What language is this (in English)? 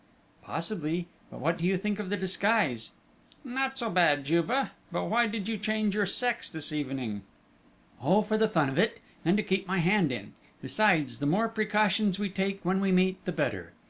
English